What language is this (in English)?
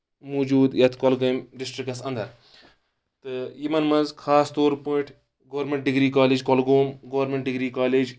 Kashmiri